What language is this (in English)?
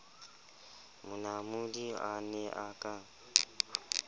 Southern Sotho